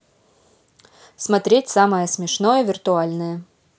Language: Russian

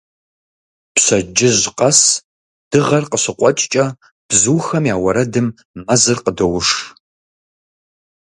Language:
Kabardian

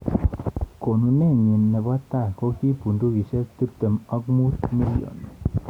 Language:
Kalenjin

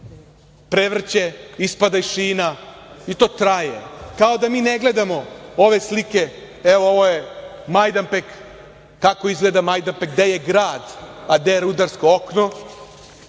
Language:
Serbian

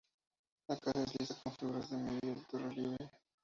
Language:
Spanish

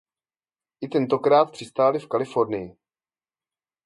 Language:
Czech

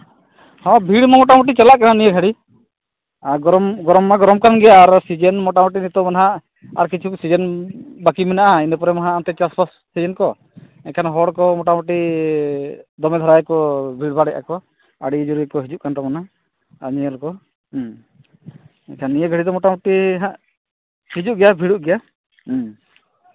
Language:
Santali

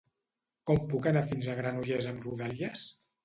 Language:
Catalan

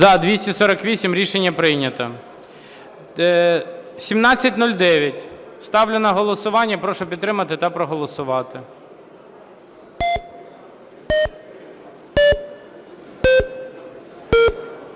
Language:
Ukrainian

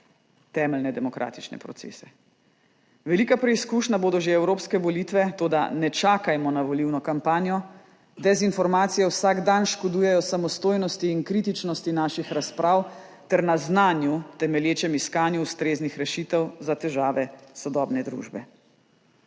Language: Slovenian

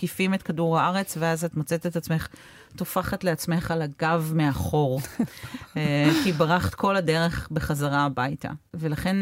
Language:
Hebrew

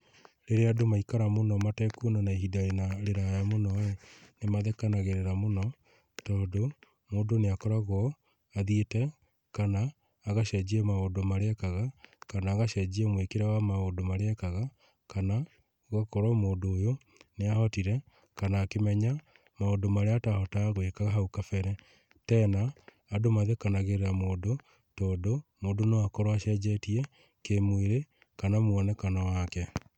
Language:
Kikuyu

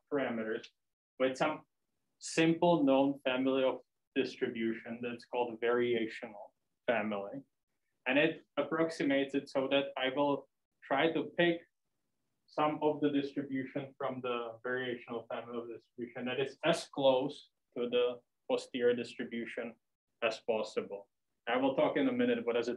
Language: English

